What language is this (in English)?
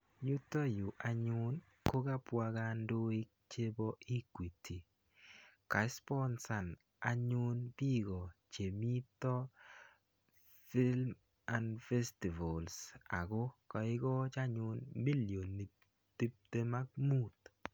Kalenjin